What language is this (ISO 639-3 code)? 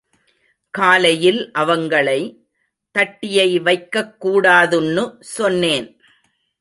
tam